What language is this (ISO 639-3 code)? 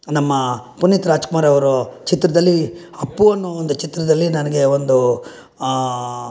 kan